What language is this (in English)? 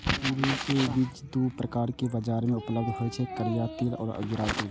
Maithili